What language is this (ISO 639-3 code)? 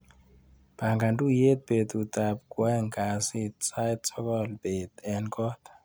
kln